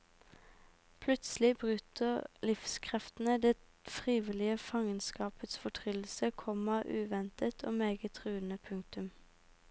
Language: Norwegian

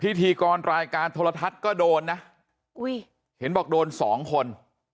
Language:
Thai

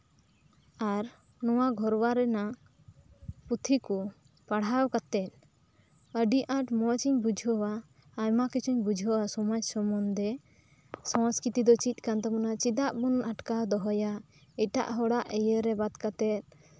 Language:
Santali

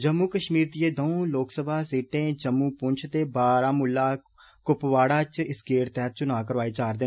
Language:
Dogri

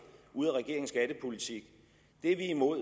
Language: Danish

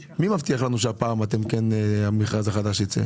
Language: Hebrew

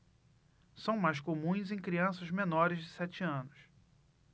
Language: Portuguese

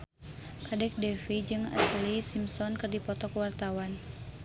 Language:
Sundanese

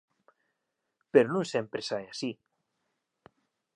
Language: Galician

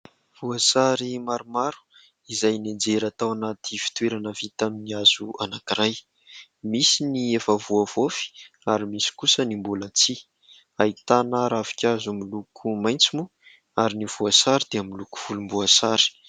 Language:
Malagasy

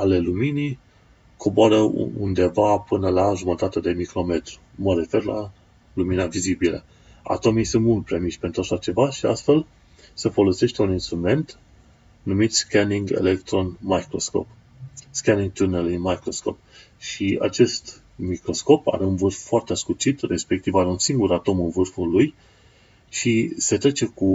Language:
Romanian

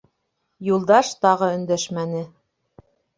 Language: Bashkir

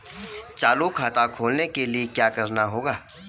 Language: Hindi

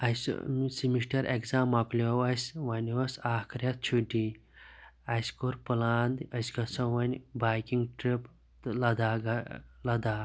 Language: Kashmiri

